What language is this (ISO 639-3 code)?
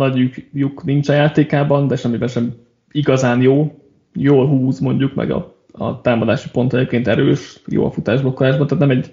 hun